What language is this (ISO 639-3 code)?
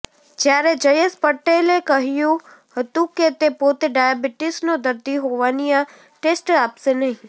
guj